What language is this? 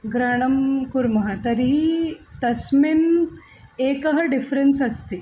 Sanskrit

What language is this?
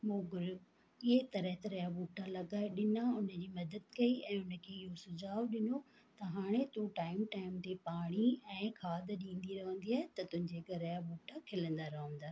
Sindhi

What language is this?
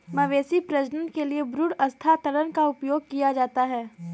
Hindi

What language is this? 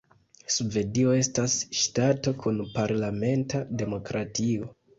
Esperanto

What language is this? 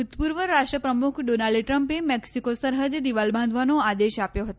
Gujarati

